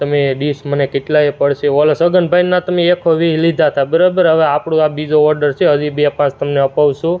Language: Gujarati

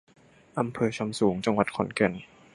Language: Thai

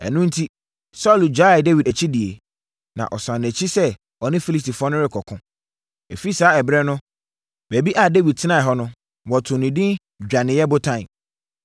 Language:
Akan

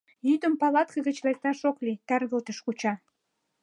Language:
Mari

